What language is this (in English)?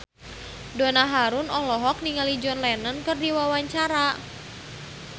Sundanese